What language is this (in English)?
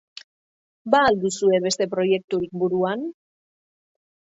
Basque